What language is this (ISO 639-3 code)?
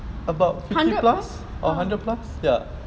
eng